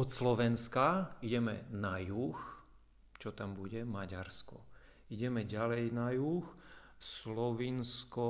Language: Slovak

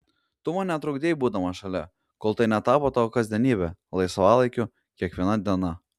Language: Lithuanian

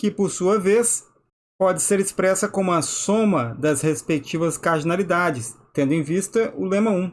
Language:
Portuguese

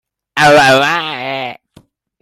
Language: Hakha Chin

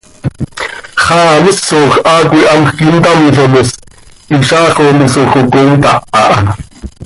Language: Seri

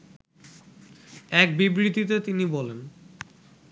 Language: Bangla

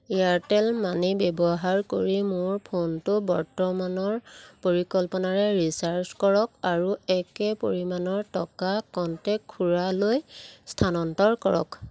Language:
Assamese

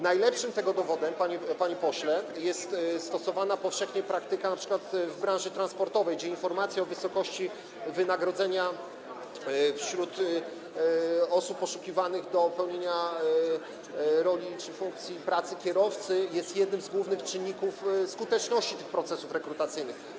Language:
Polish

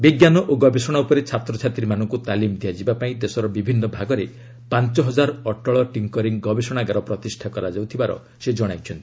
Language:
Odia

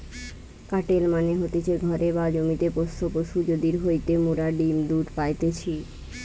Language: Bangla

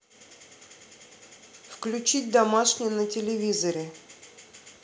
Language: Russian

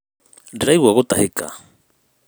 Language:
Kikuyu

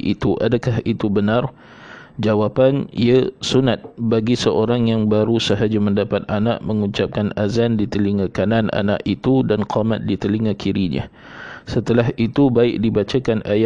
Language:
Malay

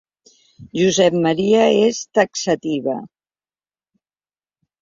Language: Catalan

